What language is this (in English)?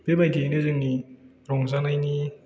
Bodo